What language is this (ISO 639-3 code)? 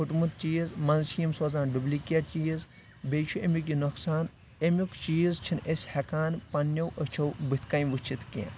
kas